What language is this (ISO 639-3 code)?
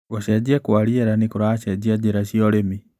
kik